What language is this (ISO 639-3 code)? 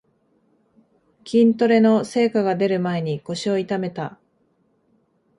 jpn